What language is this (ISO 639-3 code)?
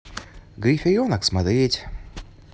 rus